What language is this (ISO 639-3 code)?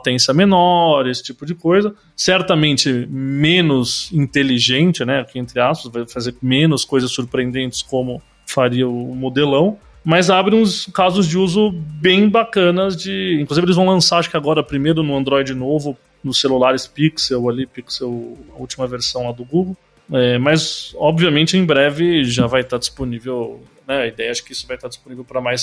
por